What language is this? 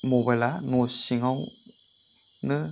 Bodo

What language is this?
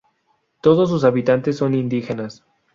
Spanish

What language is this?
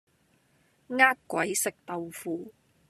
Cantonese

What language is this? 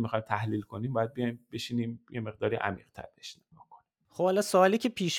Persian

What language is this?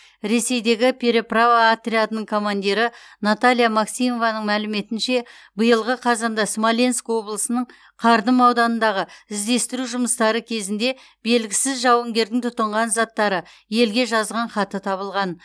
Kazakh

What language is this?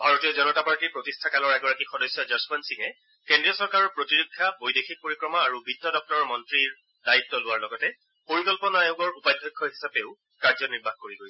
Assamese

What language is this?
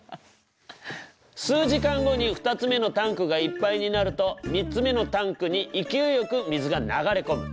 Japanese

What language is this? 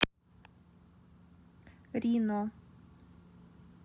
Russian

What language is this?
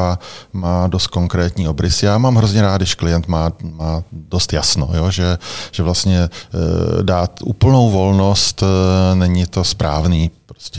Czech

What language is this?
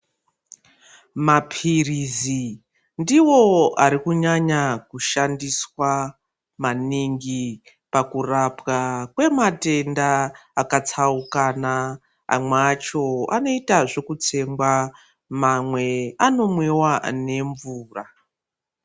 Ndau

